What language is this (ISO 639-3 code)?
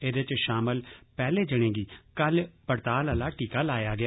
doi